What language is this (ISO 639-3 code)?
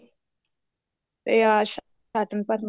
pan